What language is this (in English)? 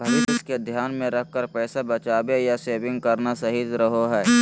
Magahi